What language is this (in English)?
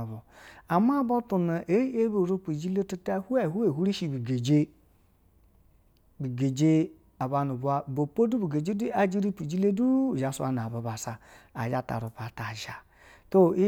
Basa (Nigeria)